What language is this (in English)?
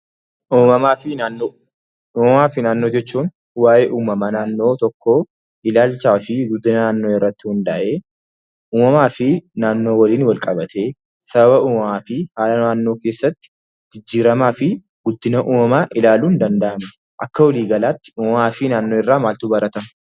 Oromo